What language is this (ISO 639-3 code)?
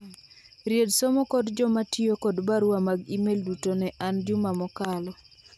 luo